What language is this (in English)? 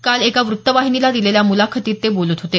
Marathi